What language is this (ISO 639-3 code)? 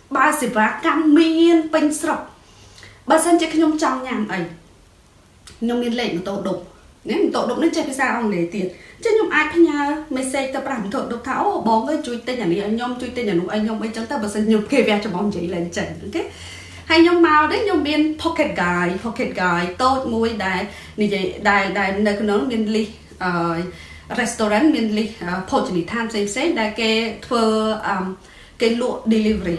vie